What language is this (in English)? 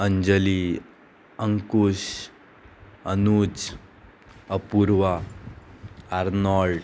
Konkani